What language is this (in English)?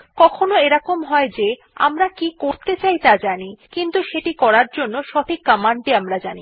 Bangla